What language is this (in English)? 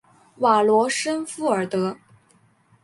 Chinese